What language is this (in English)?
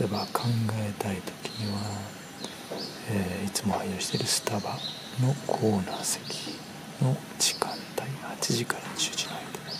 Japanese